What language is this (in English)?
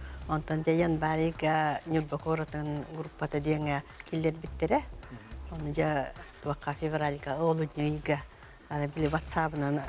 Turkish